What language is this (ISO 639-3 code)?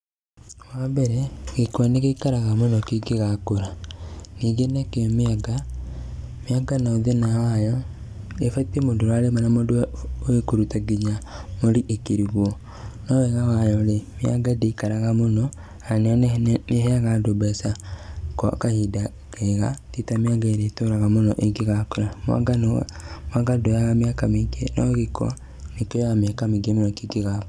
kik